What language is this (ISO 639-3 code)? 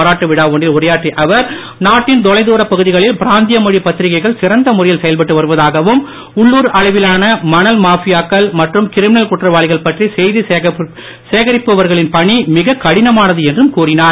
tam